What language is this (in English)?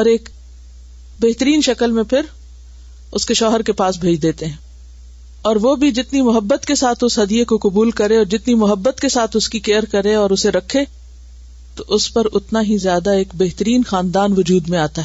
Urdu